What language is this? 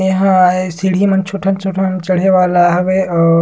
Surgujia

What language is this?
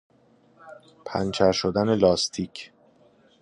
Persian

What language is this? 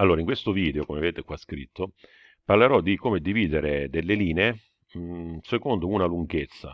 Italian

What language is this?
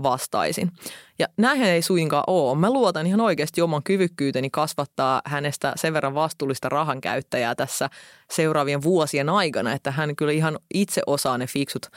Finnish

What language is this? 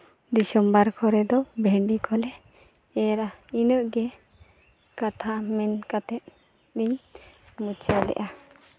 Santali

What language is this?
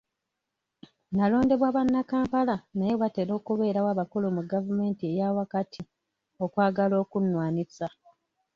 Ganda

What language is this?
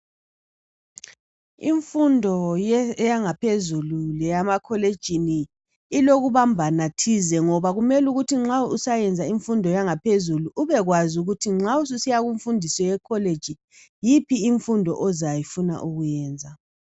North Ndebele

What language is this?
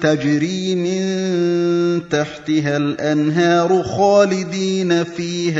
Arabic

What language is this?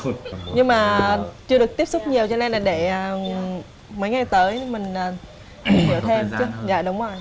Vietnamese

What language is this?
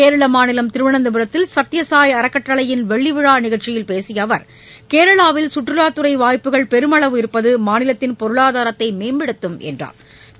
Tamil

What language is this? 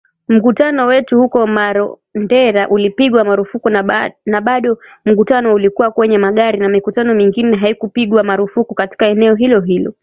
Swahili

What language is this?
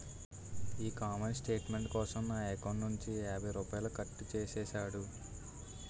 Telugu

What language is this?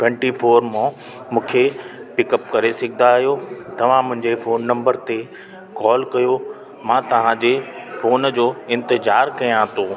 Sindhi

